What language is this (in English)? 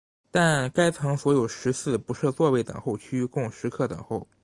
Chinese